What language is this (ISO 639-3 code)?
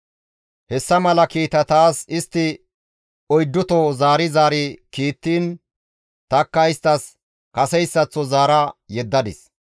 gmv